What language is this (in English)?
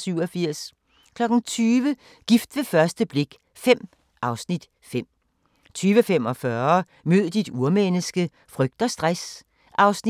Danish